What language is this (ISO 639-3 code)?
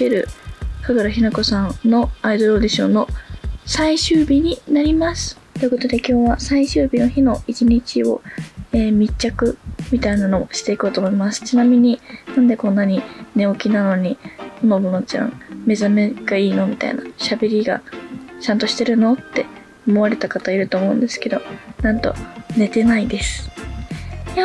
jpn